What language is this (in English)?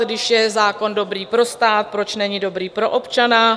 Czech